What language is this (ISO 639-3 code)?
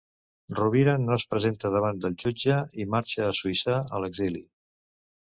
cat